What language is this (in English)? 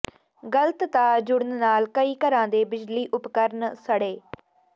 Punjabi